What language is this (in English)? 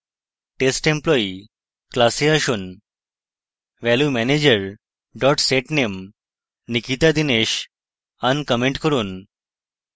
Bangla